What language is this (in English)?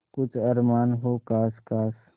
Hindi